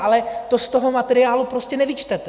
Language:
Czech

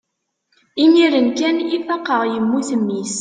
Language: Kabyle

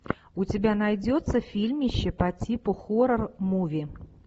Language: Russian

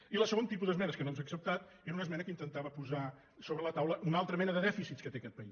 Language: Catalan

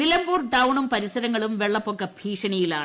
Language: Malayalam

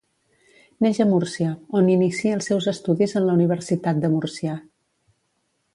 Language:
Catalan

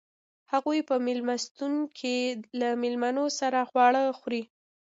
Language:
Pashto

